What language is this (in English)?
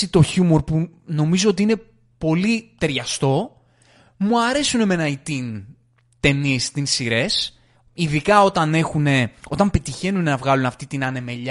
Greek